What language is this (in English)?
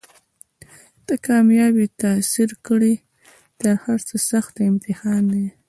Pashto